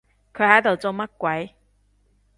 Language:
Cantonese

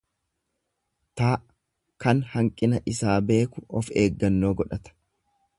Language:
Oromo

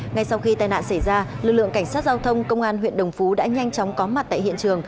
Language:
Vietnamese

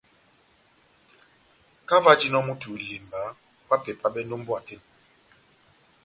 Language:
Batanga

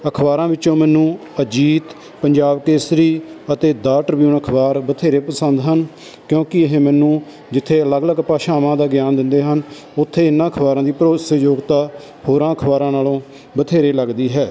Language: Punjabi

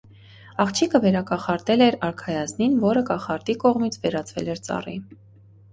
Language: Armenian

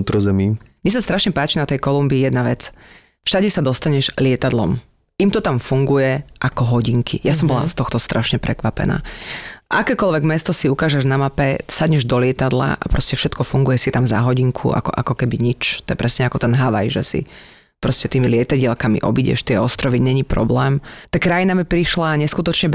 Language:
Slovak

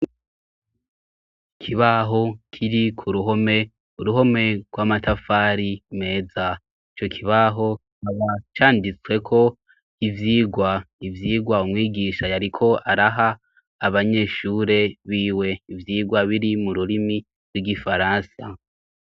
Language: Rundi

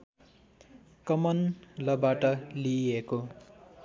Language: Nepali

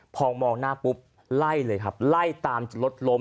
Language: Thai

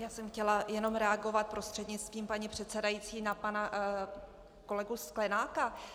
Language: Czech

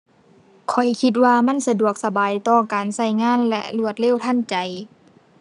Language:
Thai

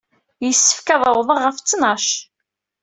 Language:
Kabyle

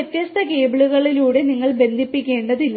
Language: Malayalam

